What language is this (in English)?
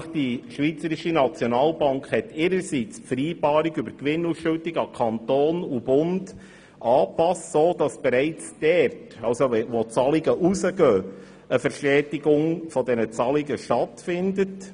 Swiss German